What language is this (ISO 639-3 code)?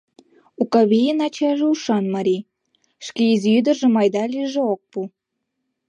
chm